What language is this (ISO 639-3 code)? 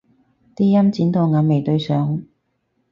yue